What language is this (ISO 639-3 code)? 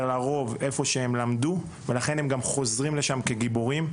heb